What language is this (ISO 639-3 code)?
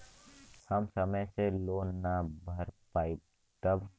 bho